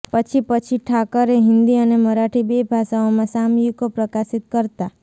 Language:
Gujarati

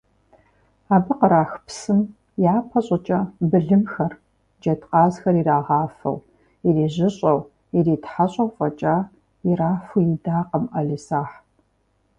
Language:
Kabardian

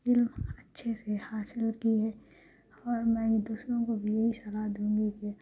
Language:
Urdu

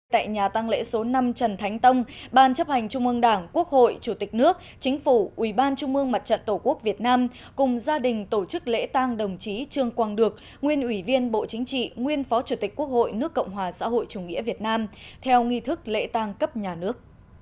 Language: Vietnamese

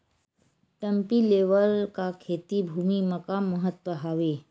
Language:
Chhattisgarhi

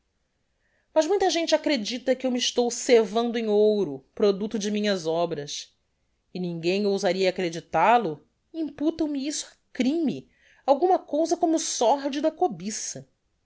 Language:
Portuguese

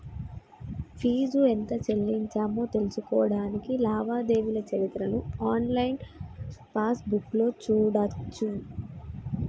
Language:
Telugu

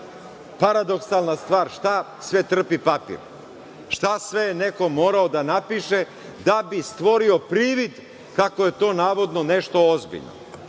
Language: Serbian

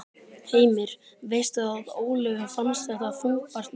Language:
Icelandic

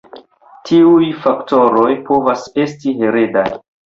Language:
Esperanto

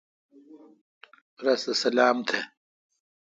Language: Kalkoti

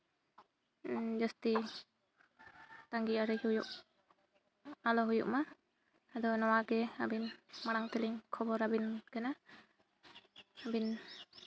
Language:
Santali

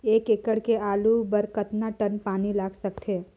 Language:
Chhattisgarhi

